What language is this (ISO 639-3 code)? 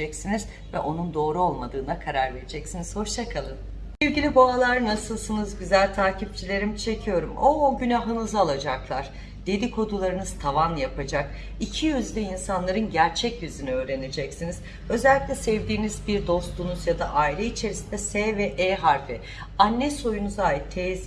tur